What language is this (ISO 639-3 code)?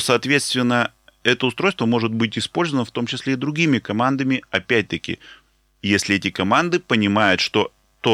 rus